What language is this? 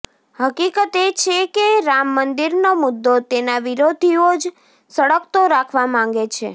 Gujarati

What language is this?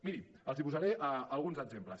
Catalan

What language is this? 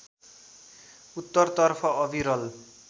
Nepali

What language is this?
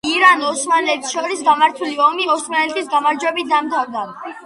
Georgian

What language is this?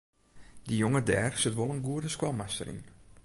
Western Frisian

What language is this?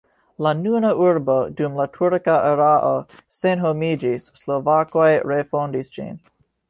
Esperanto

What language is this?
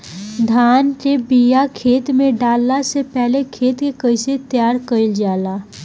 Bhojpuri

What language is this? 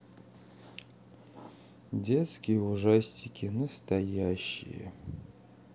Russian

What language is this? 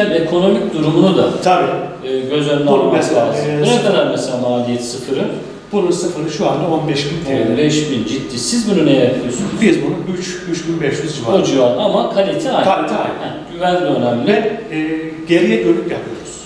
Turkish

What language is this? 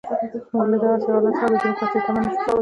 Pashto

